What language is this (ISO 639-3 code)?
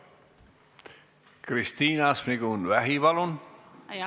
est